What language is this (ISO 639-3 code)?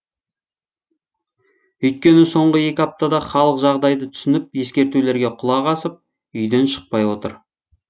kaz